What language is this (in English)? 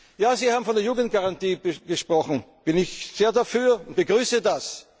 German